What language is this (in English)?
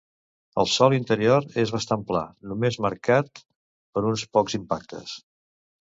Catalan